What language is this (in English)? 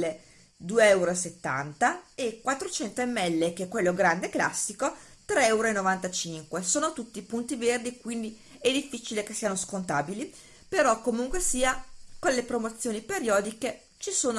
Italian